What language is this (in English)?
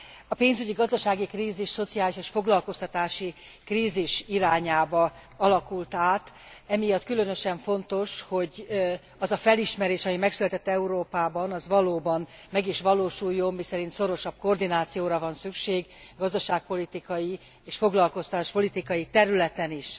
Hungarian